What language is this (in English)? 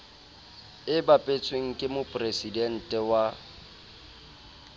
Southern Sotho